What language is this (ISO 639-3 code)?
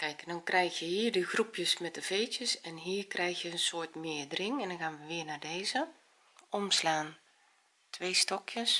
nld